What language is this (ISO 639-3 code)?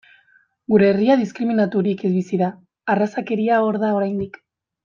eus